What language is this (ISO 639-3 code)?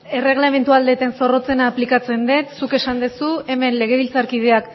eus